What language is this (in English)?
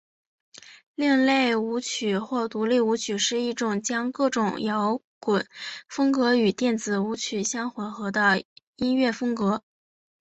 Chinese